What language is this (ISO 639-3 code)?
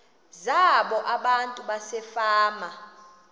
xho